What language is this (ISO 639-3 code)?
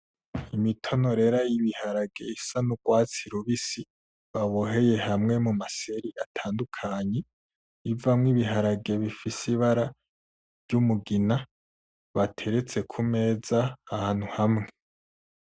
run